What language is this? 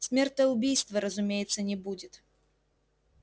Russian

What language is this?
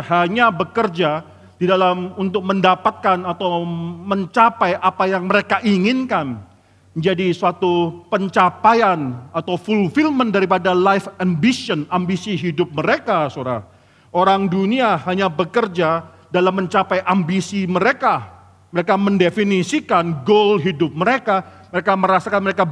Indonesian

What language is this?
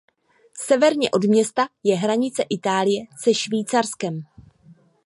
Czech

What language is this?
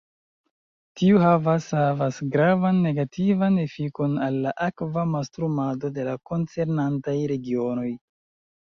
Esperanto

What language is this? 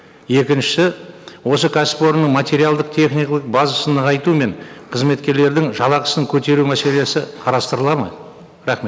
Kazakh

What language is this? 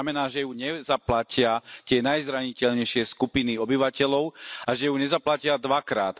Slovak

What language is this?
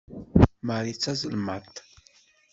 Kabyle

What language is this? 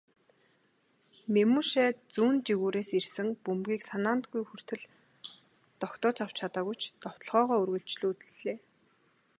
Mongolian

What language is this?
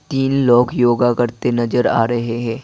Hindi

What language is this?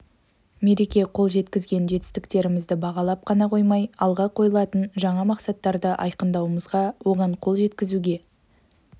Kazakh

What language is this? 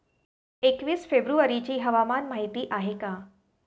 Marathi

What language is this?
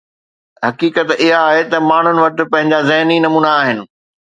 Sindhi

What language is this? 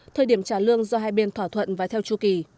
Vietnamese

